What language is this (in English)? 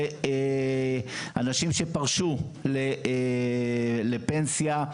Hebrew